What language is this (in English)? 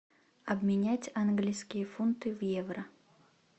Russian